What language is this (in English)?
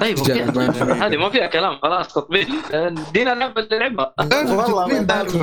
Arabic